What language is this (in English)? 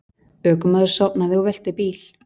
Icelandic